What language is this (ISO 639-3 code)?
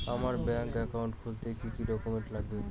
ben